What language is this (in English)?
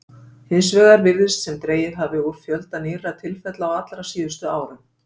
Icelandic